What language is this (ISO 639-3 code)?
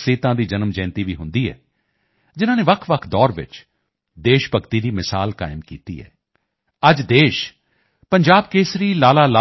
pan